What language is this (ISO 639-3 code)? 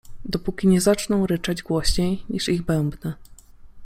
pol